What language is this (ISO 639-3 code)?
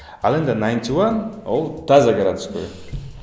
kaz